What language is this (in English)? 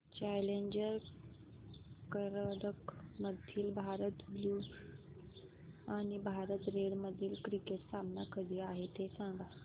Marathi